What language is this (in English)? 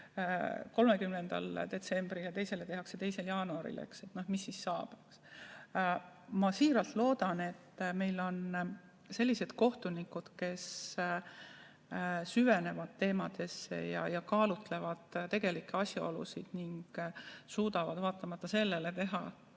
Estonian